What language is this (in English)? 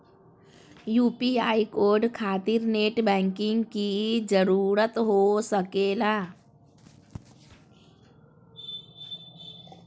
Magahi